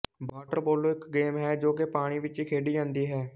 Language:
Punjabi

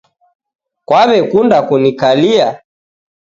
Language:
Taita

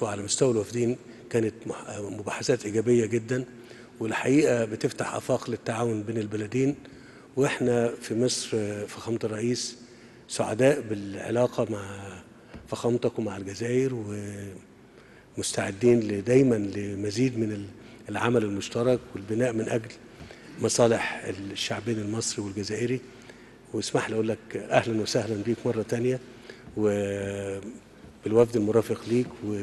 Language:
Arabic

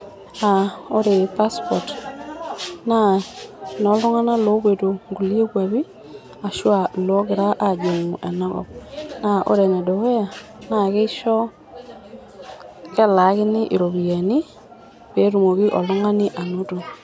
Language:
Masai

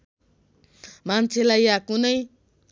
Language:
Nepali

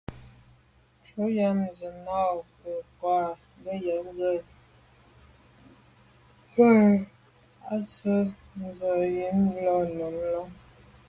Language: Medumba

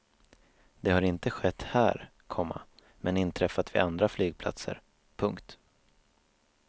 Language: Swedish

